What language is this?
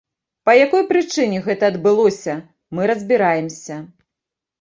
Belarusian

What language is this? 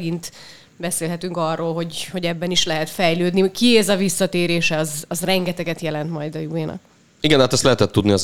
Hungarian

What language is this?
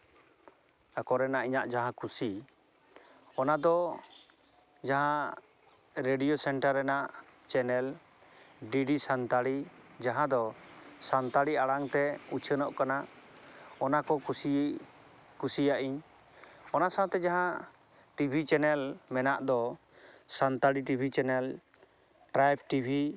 Santali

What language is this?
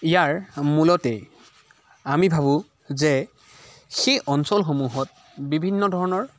Assamese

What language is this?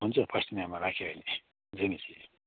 Nepali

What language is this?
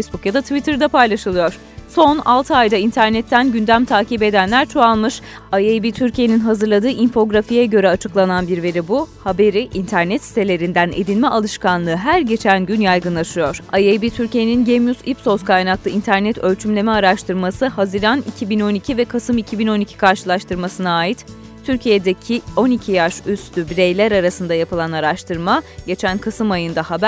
Turkish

